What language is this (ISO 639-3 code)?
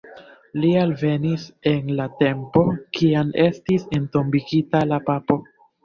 epo